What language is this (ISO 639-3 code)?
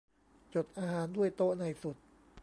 tha